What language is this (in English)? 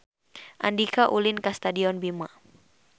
Sundanese